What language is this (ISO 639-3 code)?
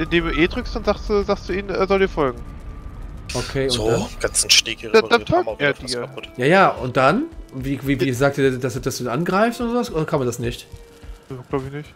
deu